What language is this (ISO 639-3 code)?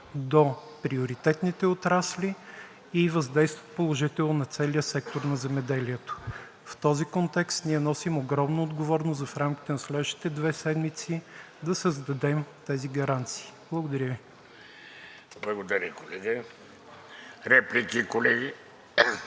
bul